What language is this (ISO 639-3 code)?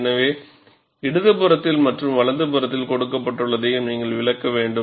tam